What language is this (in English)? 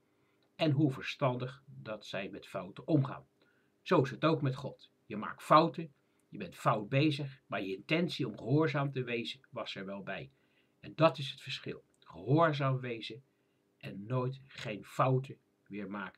Dutch